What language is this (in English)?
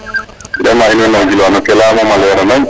Serer